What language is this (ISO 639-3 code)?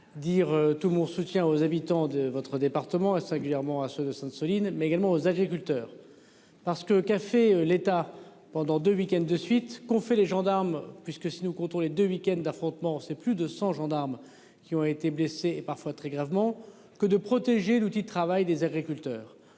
fra